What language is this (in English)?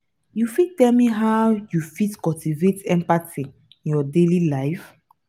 Nigerian Pidgin